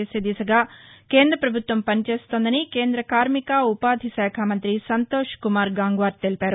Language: Telugu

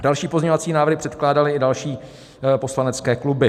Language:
Czech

